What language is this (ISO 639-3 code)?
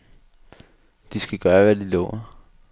dan